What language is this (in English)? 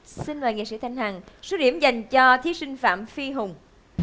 Vietnamese